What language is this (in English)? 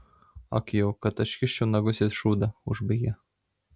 Lithuanian